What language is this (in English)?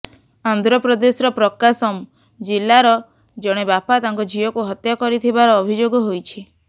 Odia